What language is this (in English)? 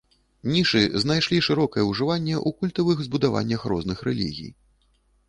Belarusian